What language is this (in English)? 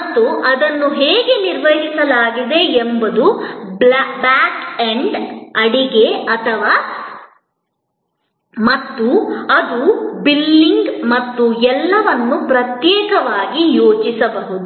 Kannada